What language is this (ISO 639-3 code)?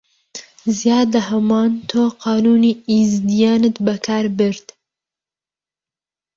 ckb